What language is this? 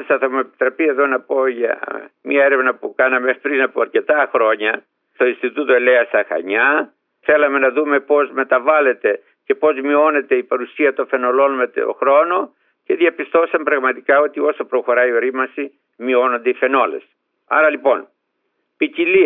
Greek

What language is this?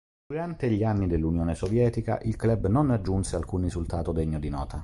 Italian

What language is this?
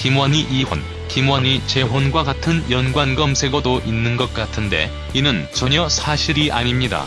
Korean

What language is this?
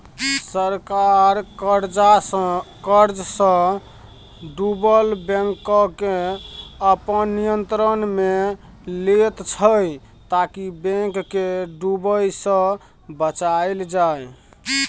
Maithili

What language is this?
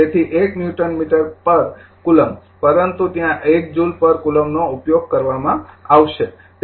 Gujarati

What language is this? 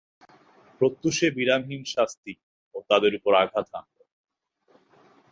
Bangla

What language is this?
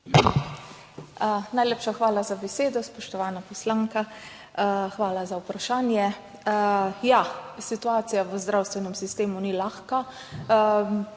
Slovenian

